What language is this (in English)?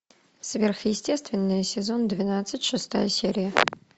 Russian